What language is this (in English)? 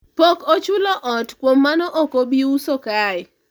Luo (Kenya and Tanzania)